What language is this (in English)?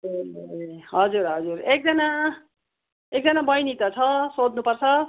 Nepali